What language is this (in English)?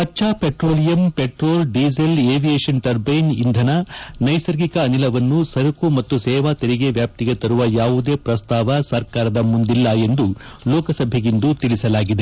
Kannada